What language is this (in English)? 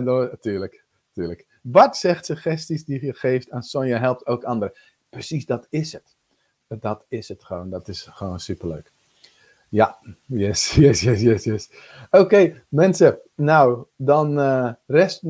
Dutch